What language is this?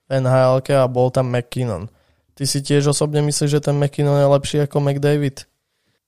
Slovak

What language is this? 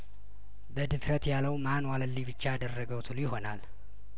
Amharic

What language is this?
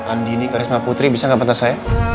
Indonesian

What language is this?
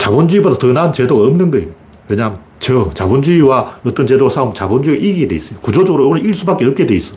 Korean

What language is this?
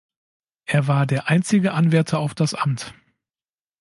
German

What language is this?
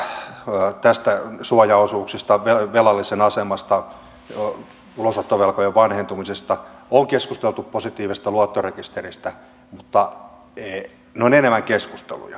Finnish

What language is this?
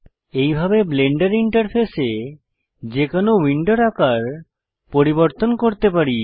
Bangla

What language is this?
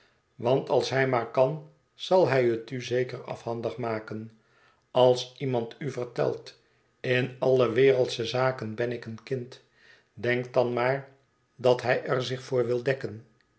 Dutch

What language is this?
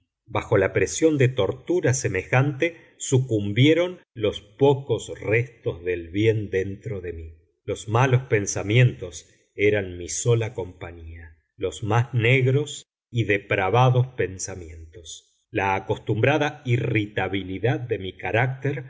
Spanish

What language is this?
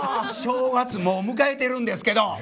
Japanese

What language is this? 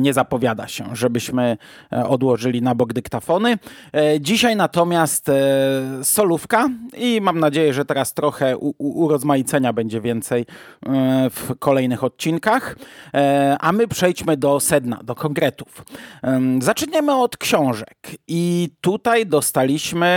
Polish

